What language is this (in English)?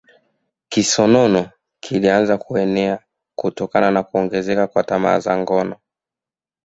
Swahili